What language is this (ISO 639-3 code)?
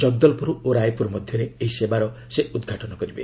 ori